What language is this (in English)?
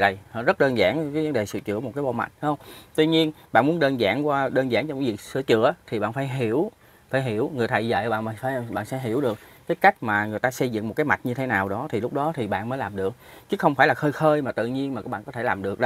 Vietnamese